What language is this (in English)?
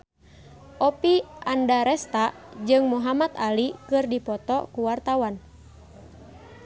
Sundanese